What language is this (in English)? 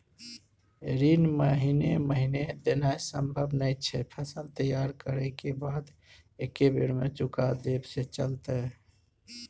Maithili